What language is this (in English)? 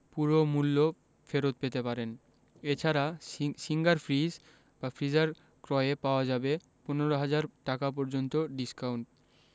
Bangla